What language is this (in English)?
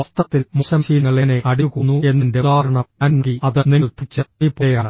Malayalam